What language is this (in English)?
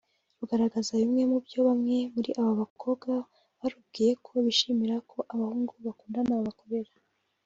Kinyarwanda